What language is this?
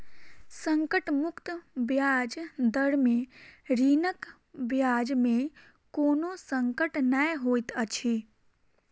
Maithili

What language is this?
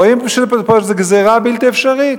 Hebrew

